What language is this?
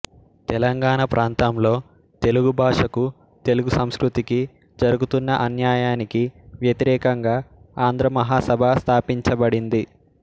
Telugu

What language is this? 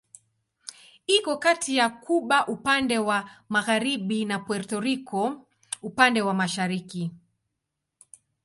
Swahili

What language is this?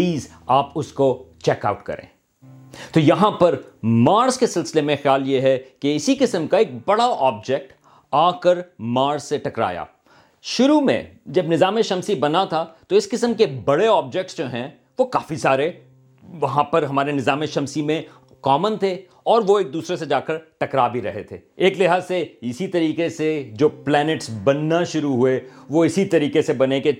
Urdu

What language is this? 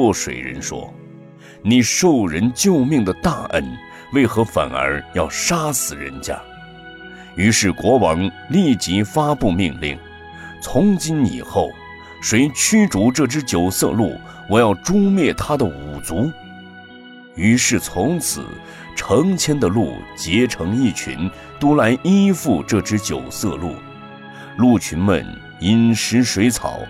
Chinese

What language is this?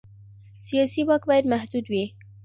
Pashto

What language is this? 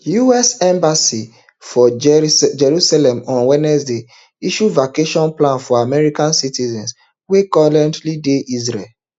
Nigerian Pidgin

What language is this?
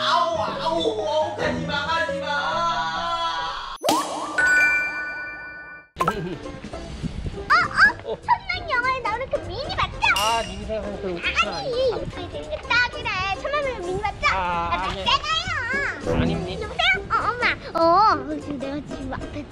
Korean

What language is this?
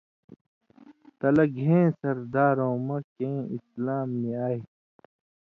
Indus Kohistani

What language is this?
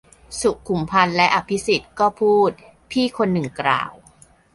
Thai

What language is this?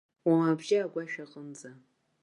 Abkhazian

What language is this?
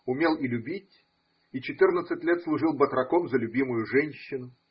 Russian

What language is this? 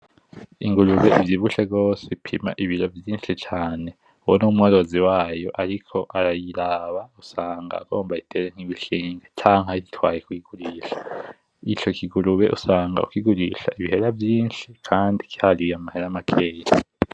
Rundi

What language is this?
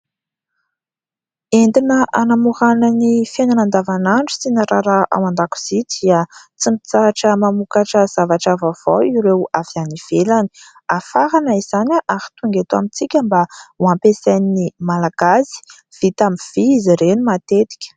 Malagasy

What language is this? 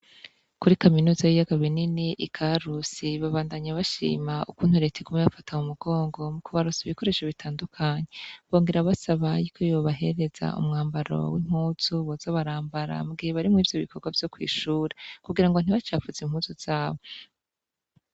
Rundi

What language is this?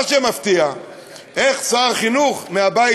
Hebrew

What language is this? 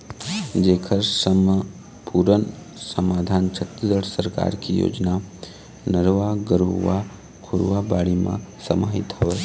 Chhattisgarhi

